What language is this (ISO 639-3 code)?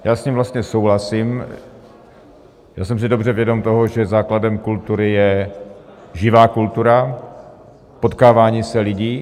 ces